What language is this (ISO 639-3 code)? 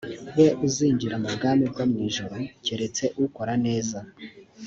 kin